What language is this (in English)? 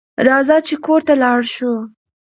Pashto